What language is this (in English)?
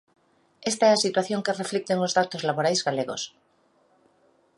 Galician